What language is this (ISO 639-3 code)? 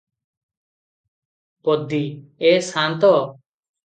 ori